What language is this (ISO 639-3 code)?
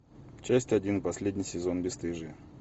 rus